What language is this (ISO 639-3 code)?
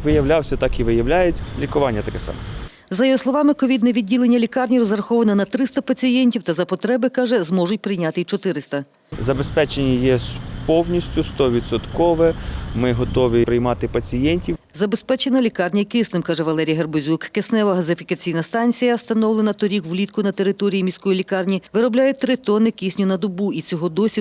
ukr